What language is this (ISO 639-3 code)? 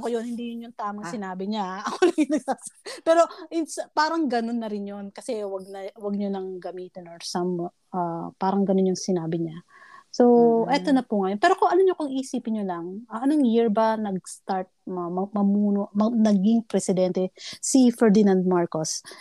fil